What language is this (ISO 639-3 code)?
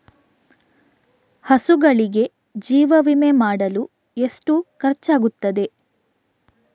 kan